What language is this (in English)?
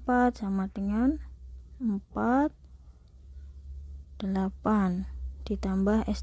Indonesian